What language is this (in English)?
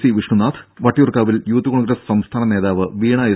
Malayalam